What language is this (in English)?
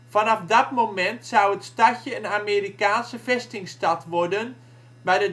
Dutch